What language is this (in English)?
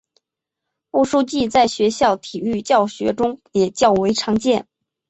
Chinese